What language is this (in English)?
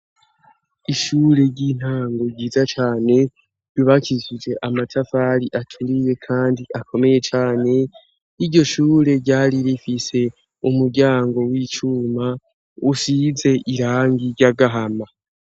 Rundi